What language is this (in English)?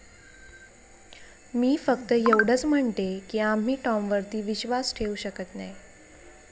Marathi